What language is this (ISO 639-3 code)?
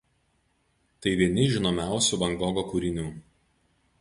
lit